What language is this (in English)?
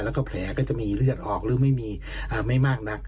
Thai